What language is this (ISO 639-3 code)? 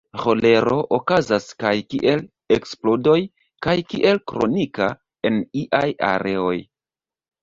epo